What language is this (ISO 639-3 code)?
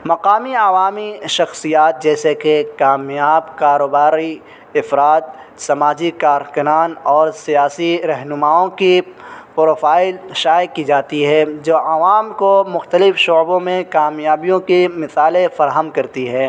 urd